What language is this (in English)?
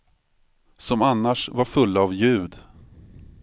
Swedish